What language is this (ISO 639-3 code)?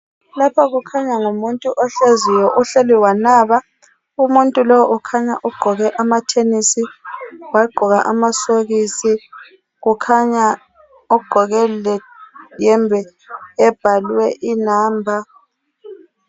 nde